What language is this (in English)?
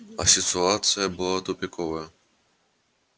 Russian